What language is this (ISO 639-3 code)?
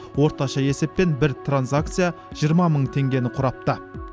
kaz